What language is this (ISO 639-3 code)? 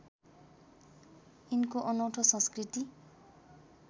nep